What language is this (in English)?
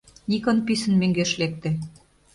Mari